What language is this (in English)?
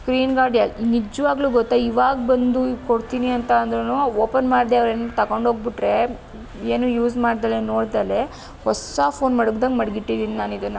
Kannada